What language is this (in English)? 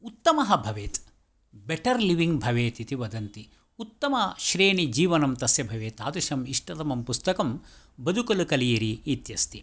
Sanskrit